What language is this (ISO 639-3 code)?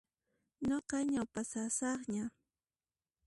qxp